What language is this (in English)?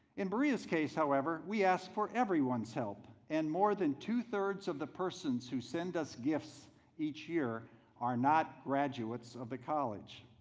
English